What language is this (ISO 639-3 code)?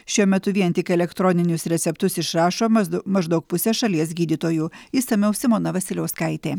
lit